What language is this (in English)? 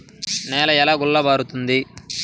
Telugu